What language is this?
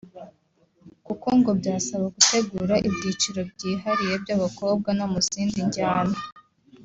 Kinyarwanda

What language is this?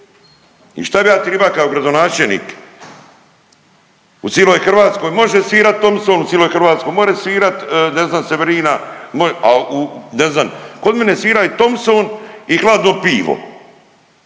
Croatian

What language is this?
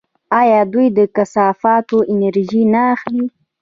Pashto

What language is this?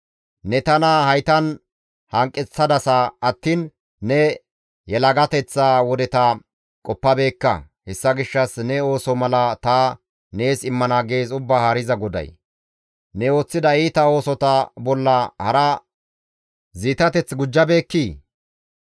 Gamo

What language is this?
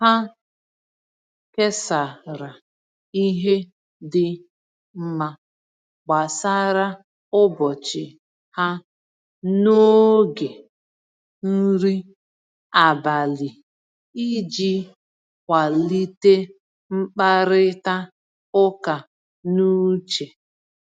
Igbo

